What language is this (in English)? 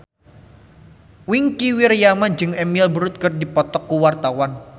Sundanese